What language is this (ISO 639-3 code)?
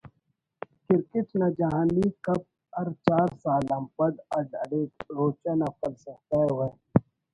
brh